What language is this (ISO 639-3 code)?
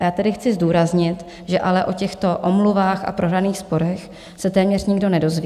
ces